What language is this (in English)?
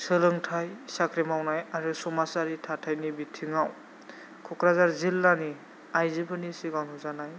Bodo